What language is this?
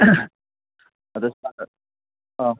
Manipuri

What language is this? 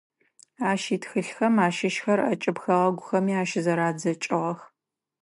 Adyghe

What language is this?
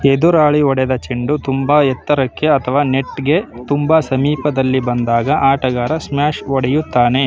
Kannada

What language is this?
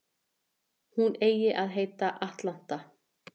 Icelandic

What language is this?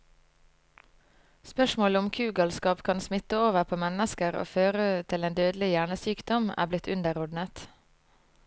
Norwegian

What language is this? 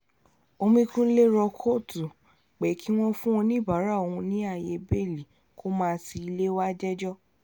Yoruba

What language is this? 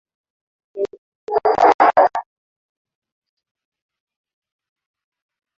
Swahili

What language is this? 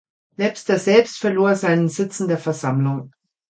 German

